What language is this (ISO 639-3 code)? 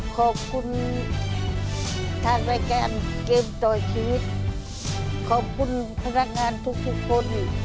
tha